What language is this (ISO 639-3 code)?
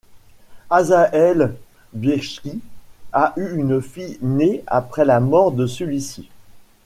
fra